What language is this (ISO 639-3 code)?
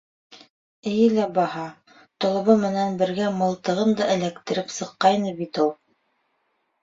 bak